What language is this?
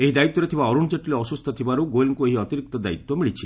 Odia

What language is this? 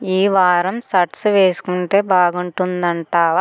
Telugu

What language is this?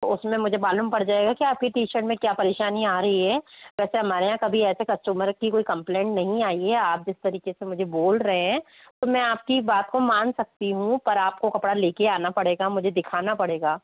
Hindi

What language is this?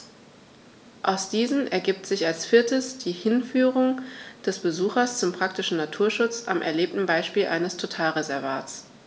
German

